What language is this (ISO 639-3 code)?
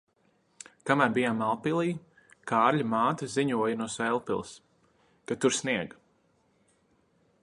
lav